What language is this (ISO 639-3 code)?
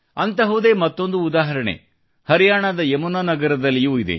kan